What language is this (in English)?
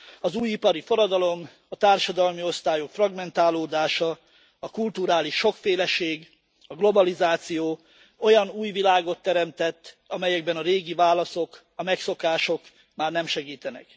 Hungarian